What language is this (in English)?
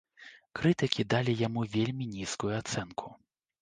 Belarusian